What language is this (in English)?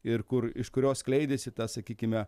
Lithuanian